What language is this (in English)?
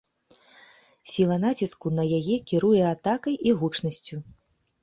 Belarusian